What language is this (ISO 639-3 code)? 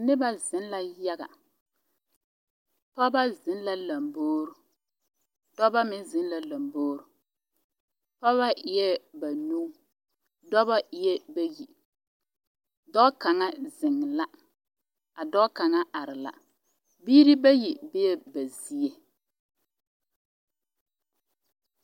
dga